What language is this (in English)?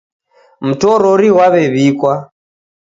Taita